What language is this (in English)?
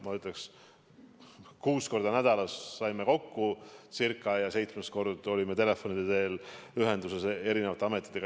Estonian